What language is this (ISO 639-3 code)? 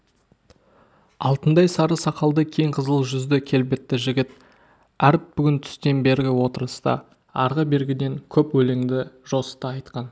kaz